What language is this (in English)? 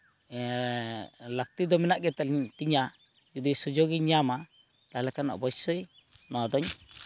Santali